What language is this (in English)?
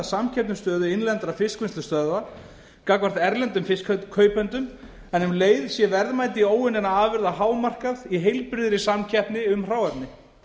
Icelandic